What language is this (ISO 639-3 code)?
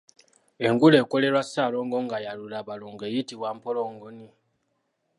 lug